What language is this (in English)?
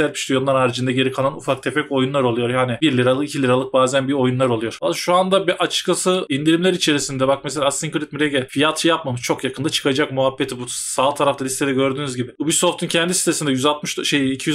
Turkish